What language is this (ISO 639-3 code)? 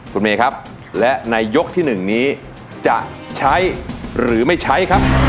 tha